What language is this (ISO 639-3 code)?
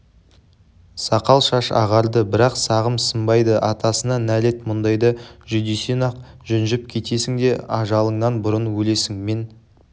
kaz